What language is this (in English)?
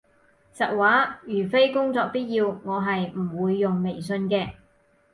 Cantonese